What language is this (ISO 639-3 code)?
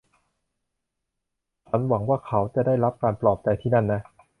tha